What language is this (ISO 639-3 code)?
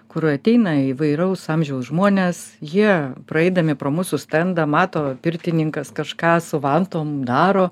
lit